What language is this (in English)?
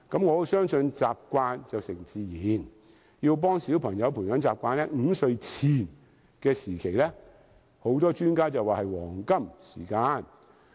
Cantonese